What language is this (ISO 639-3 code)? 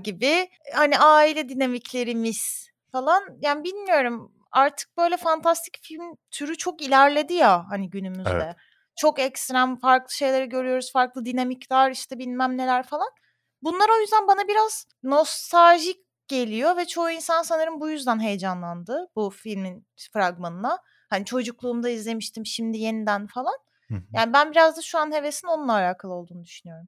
tur